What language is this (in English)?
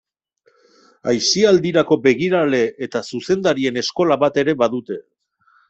Basque